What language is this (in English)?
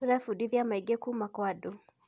Kikuyu